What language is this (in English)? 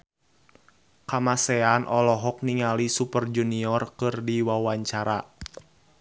Sundanese